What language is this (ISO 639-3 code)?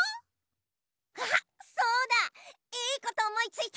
jpn